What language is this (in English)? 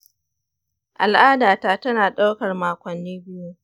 Hausa